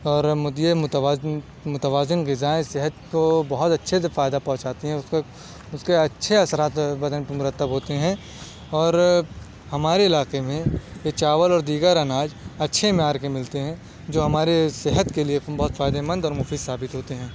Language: Urdu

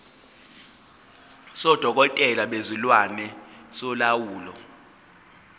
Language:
Zulu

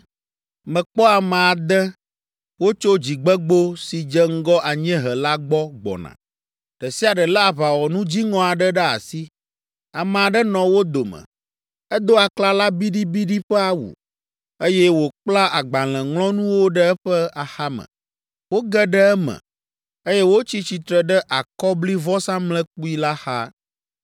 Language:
Ewe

